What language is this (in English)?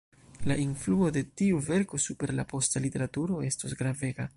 Esperanto